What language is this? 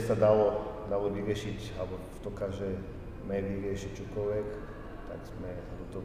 Slovak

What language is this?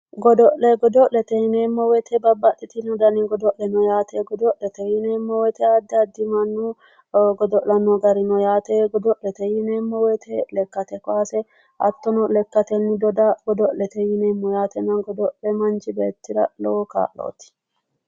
Sidamo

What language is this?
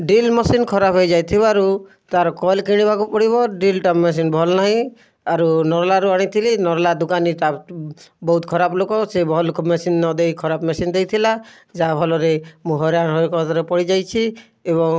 Odia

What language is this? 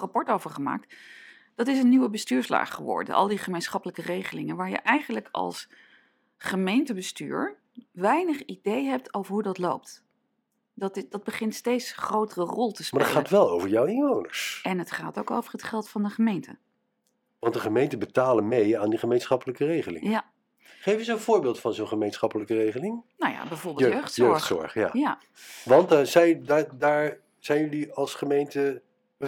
Dutch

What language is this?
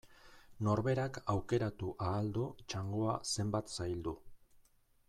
Basque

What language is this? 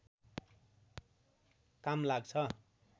Nepali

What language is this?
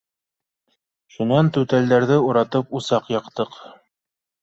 Bashkir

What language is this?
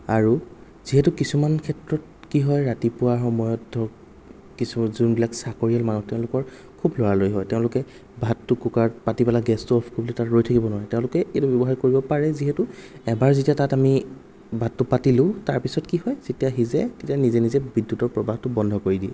Assamese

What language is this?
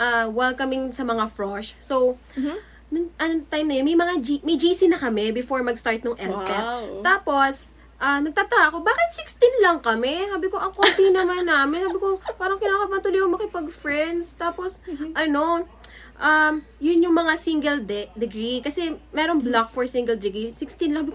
Filipino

